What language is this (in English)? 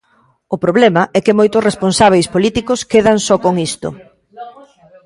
Galician